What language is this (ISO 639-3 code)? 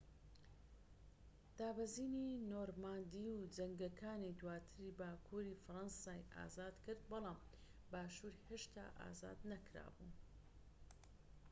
ckb